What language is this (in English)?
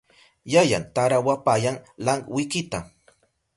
Southern Pastaza Quechua